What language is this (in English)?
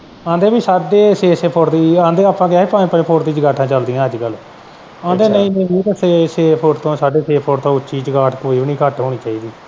Punjabi